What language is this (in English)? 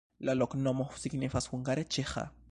Esperanto